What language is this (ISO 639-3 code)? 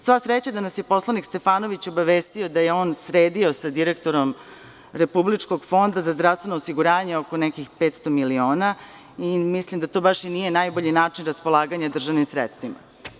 srp